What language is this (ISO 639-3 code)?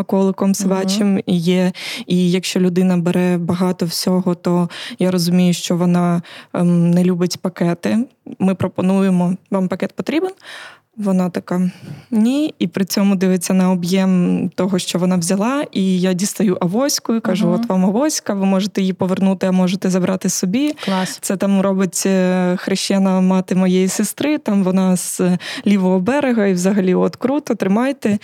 ukr